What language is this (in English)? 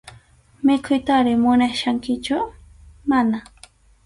Arequipa-La Unión Quechua